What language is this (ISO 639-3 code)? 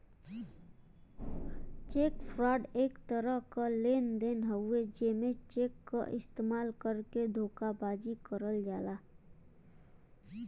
bho